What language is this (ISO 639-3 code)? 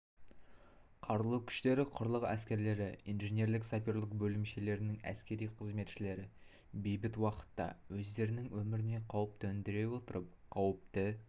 kaz